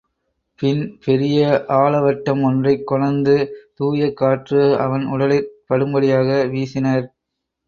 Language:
Tamil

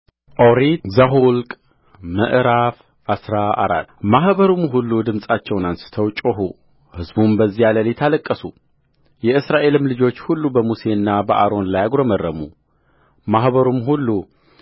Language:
Amharic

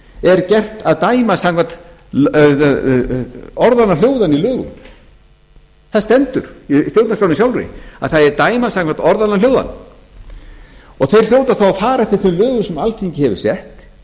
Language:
Icelandic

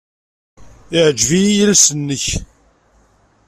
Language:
Kabyle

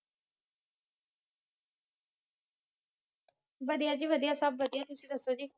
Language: Punjabi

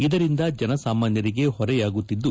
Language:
Kannada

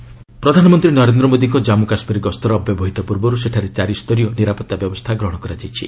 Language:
Odia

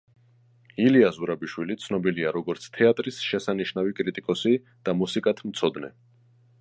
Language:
Georgian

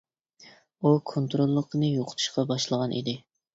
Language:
Uyghur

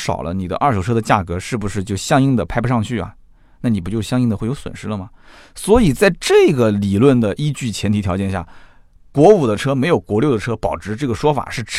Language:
Chinese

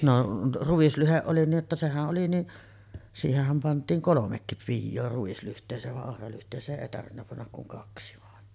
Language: Finnish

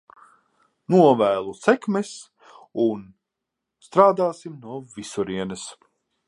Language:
Latvian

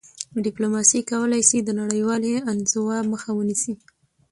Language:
Pashto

